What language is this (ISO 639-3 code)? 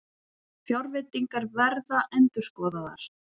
isl